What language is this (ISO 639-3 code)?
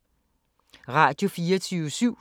dan